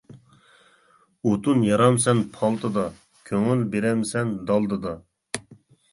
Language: Uyghur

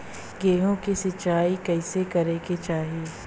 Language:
Bhojpuri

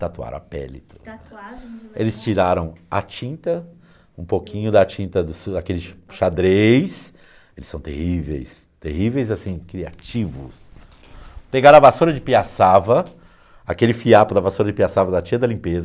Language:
Portuguese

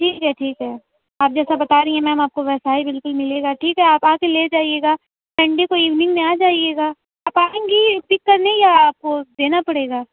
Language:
Urdu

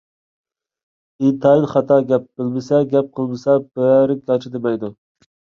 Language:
Uyghur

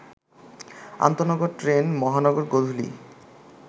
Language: Bangla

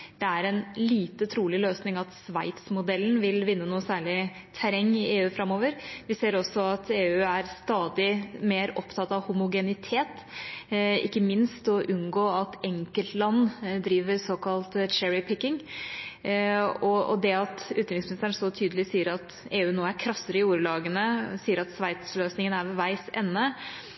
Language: Norwegian Bokmål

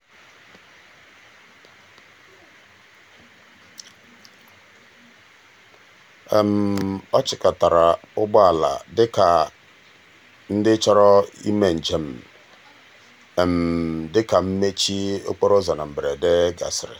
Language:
Igbo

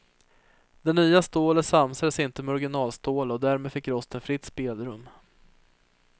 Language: Swedish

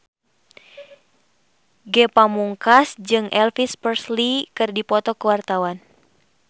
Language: Sundanese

